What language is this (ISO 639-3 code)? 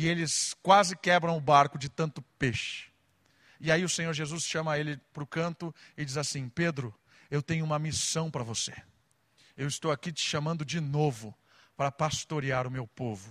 por